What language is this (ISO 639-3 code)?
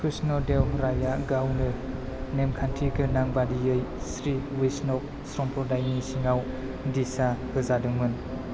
brx